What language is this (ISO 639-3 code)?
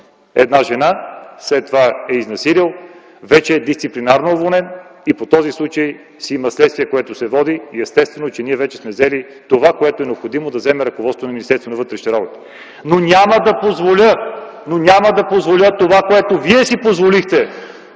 bul